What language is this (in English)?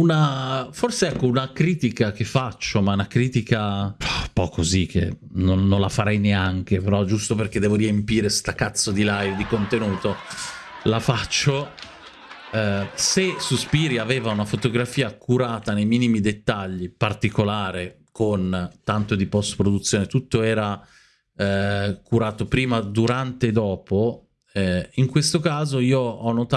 Italian